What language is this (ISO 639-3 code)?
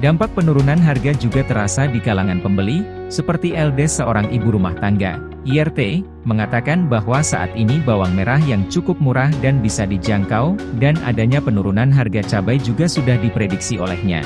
ind